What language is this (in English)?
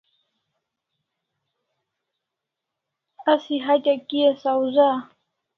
Kalasha